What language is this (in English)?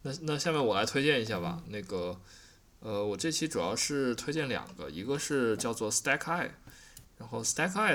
Chinese